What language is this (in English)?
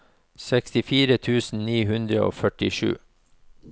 Norwegian